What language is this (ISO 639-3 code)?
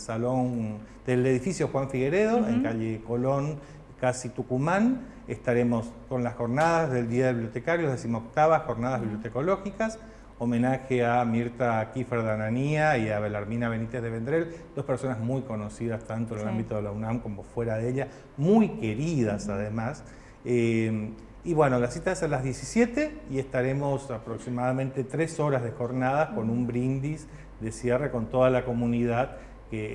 spa